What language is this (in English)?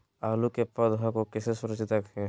Magahi